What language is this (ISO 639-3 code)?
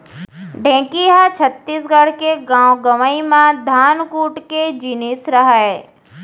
hne